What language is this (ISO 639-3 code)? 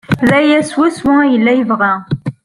kab